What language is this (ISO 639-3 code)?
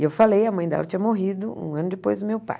por